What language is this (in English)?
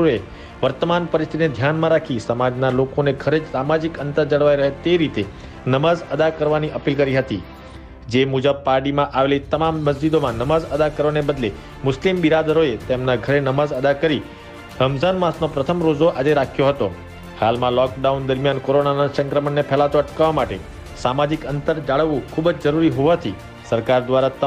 Hindi